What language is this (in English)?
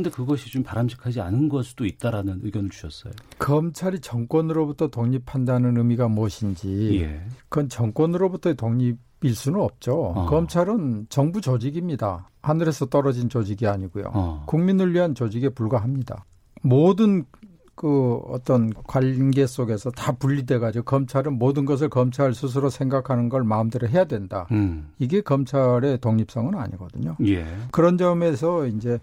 Korean